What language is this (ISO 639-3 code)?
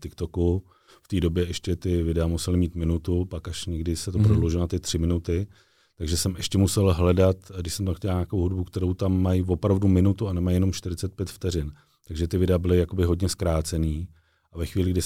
ces